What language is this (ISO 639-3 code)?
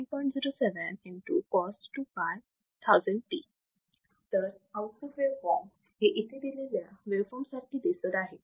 mar